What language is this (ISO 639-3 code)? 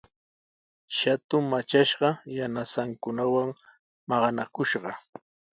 qws